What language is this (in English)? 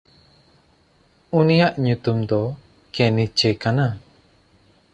Santali